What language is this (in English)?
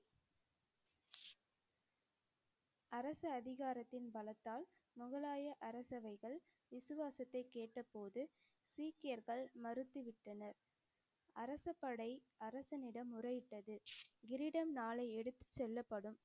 Tamil